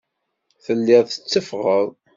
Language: Kabyle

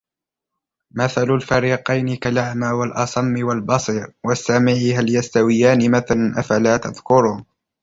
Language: Arabic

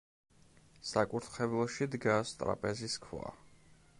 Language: Georgian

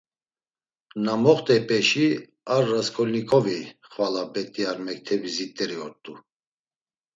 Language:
Laz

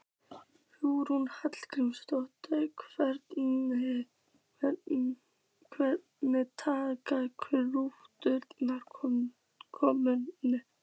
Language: Icelandic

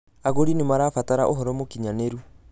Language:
Kikuyu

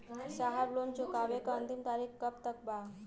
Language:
Bhojpuri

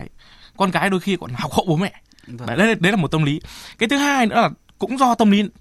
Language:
Vietnamese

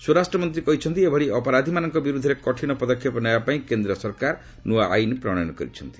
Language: Odia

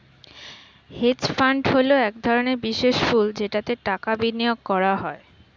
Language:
Bangla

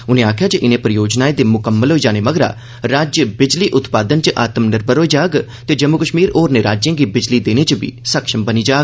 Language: Dogri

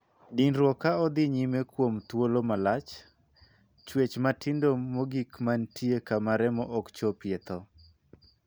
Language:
Luo (Kenya and Tanzania)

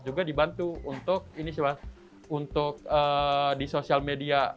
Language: Indonesian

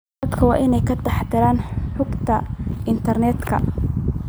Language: Somali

